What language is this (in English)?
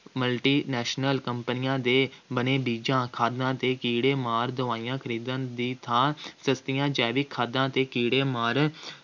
Punjabi